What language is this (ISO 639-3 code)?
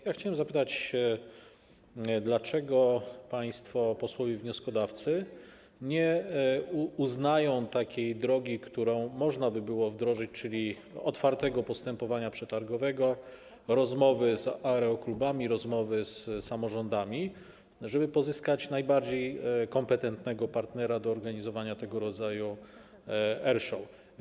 pol